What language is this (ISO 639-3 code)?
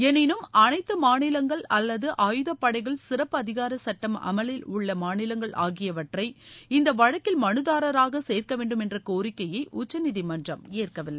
tam